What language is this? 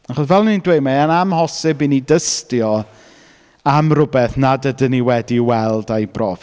Welsh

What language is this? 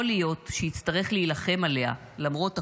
Hebrew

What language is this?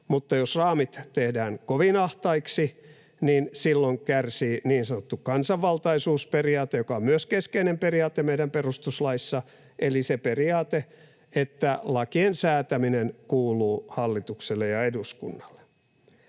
Finnish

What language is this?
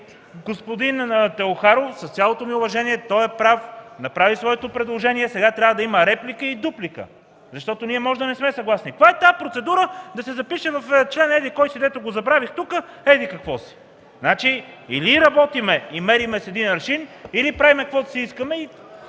Bulgarian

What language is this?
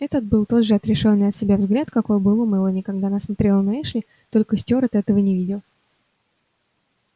Russian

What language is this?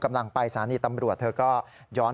Thai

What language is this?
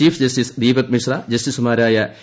Malayalam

